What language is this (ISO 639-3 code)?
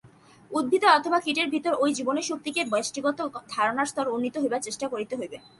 ben